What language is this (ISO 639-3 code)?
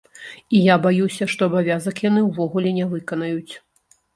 bel